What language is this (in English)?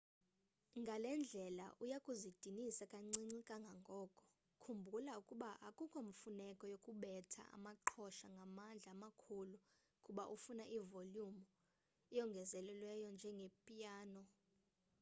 Xhosa